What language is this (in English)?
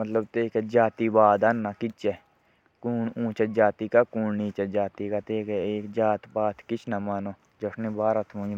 Jaunsari